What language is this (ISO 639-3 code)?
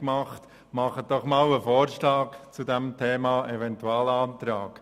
gsw